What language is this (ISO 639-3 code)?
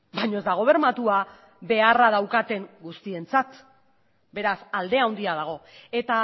eus